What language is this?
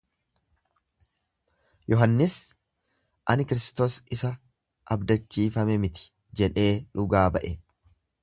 Oromo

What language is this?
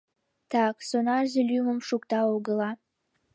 Mari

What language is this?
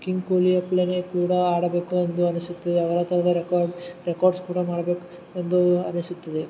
Kannada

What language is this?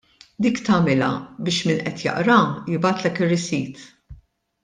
Maltese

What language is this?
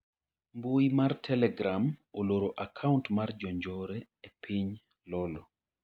Luo (Kenya and Tanzania)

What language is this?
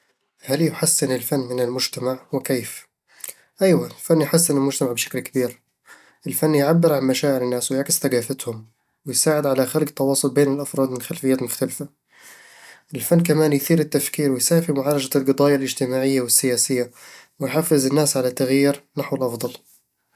Eastern Egyptian Bedawi Arabic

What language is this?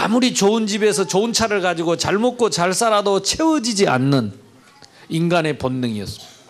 Korean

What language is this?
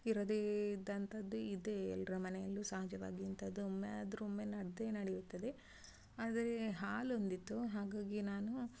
Kannada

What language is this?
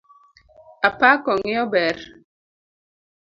Luo (Kenya and Tanzania)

